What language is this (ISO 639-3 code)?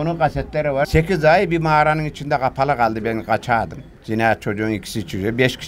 tur